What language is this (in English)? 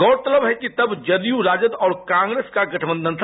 Hindi